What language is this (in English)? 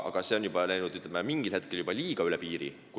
Estonian